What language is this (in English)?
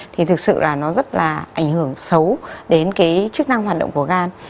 Vietnamese